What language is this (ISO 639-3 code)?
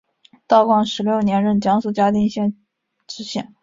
zho